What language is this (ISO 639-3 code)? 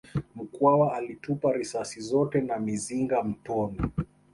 swa